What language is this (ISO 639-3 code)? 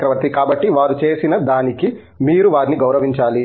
tel